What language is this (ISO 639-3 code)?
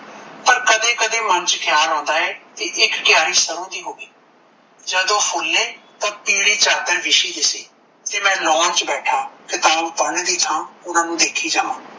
pan